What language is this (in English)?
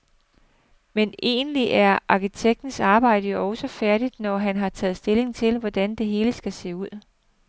Danish